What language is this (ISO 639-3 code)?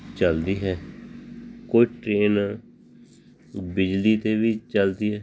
pan